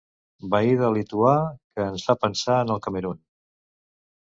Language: Catalan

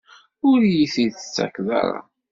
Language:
Kabyle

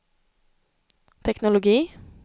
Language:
Swedish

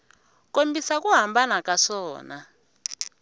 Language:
Tsonga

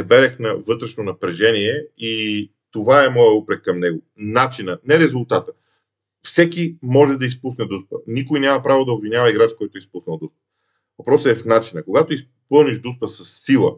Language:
Bulgarian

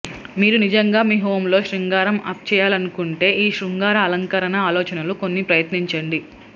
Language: Telugu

